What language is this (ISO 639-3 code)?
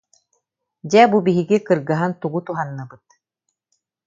sah